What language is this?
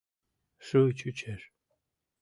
Mari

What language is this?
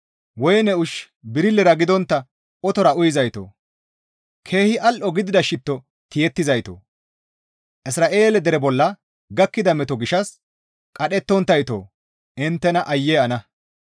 Gamo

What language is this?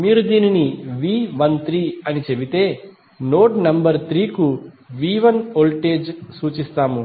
Telugu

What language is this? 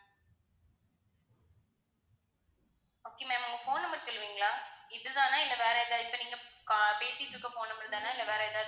Tamil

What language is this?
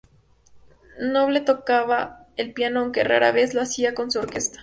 Spanish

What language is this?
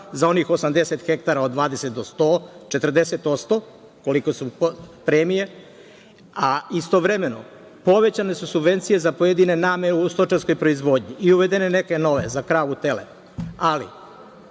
Serbian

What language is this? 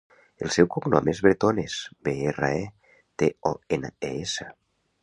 Catalan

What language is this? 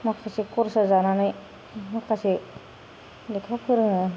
Bodo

